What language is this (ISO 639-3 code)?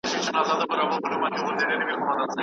pus